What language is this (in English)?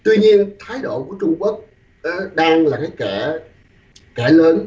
Vietnamese